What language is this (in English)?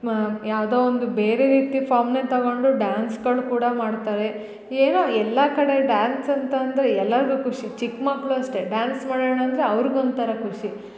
Kannada